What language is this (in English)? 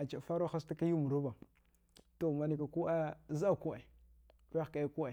Dghwede